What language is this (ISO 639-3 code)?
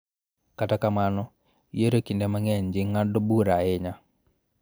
luo